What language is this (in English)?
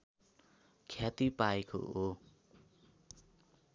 Nepali